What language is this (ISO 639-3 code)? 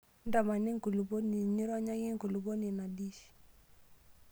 mas